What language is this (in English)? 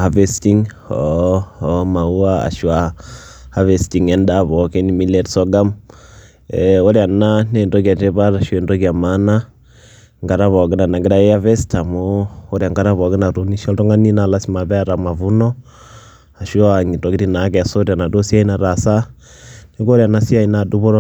Masai